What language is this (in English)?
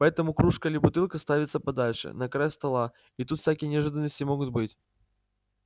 Russian